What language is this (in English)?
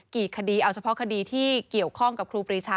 Thai